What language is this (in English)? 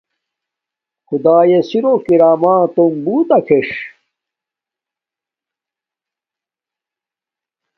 Domaaki